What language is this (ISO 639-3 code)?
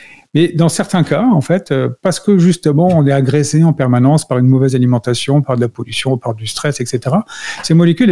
fra